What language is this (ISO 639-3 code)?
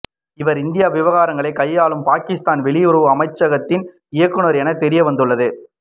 tam